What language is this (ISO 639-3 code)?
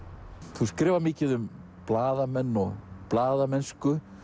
isl